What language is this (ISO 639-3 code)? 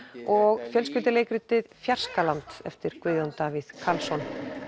isl